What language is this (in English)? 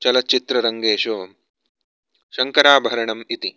Sanskrit